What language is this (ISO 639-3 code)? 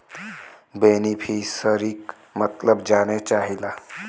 bho